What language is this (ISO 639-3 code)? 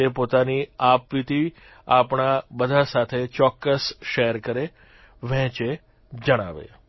guj